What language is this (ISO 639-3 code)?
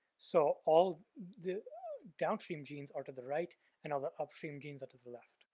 eng